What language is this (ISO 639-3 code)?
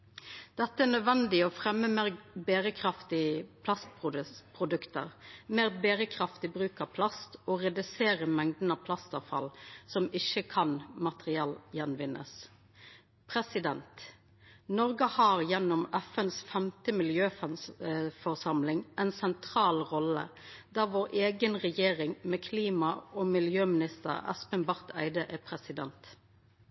nno